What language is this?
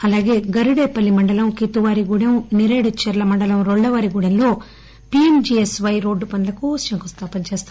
Telugu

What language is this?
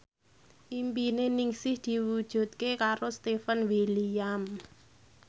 Javanese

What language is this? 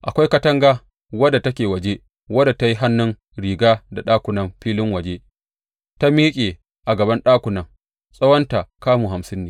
Hausa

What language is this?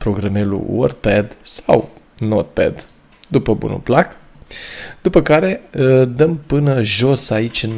Romanian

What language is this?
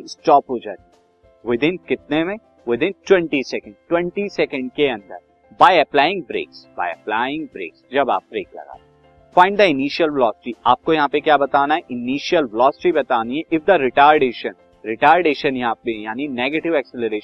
Hindi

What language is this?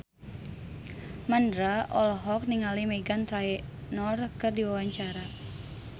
Sundanese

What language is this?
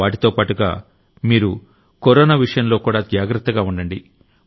Telugu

